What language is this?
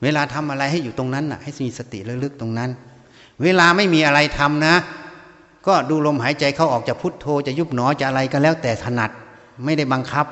Thai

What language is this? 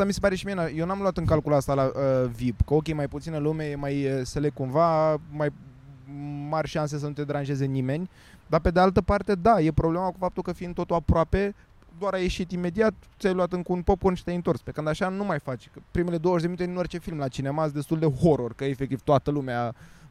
Romanian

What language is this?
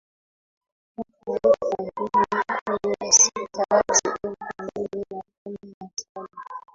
Swahili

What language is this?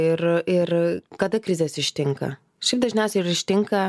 Lithuanian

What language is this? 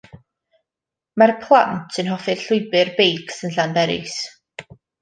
Welsh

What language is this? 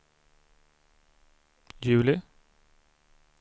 Swedish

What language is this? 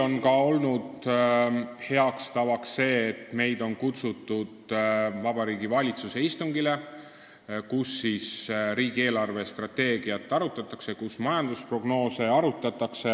Estonian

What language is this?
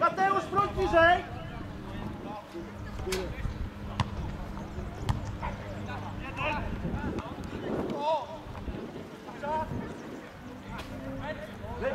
Polish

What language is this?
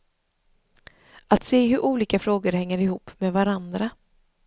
Swedish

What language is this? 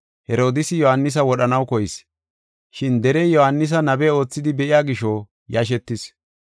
Gofa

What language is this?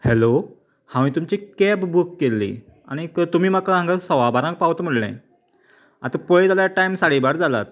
Konkani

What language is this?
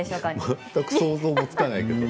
Japanese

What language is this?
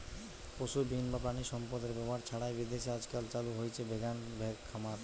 Bangla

